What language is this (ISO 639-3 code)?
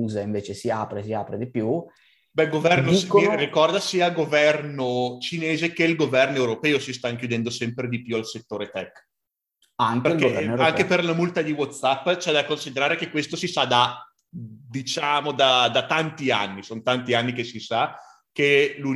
ita